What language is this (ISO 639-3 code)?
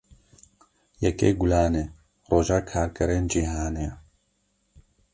kur